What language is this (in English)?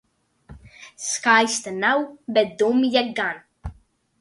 Latvian